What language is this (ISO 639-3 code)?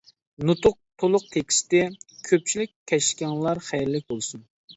uig